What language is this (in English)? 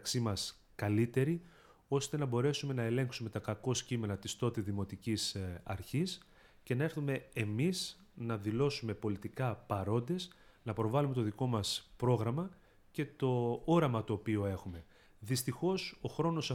Greek